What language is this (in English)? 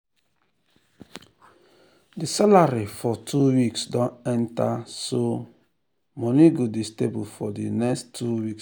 Nigerian Pidgin